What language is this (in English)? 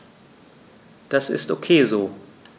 German